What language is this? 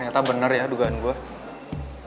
Indonesian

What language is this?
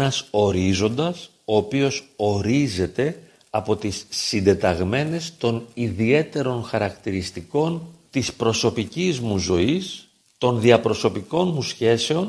Greek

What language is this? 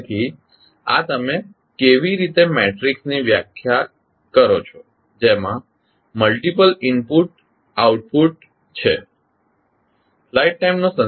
Gujarati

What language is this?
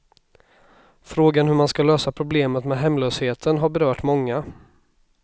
Swedish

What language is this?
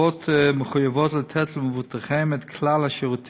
Hebrew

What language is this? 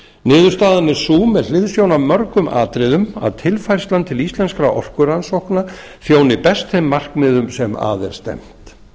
Icelandic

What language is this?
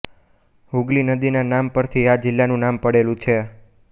Gujarati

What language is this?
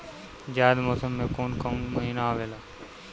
Bhojpuri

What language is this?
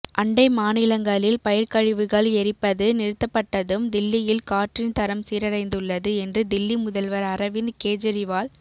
Tamil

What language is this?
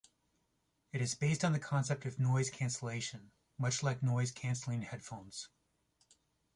English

